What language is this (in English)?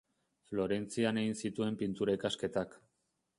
Basque